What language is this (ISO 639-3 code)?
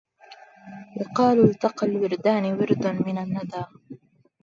ara